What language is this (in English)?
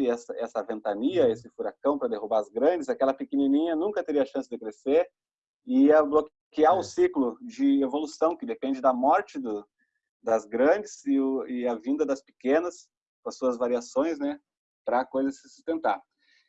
Portuguese